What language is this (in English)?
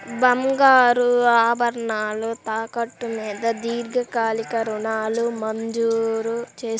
Telugu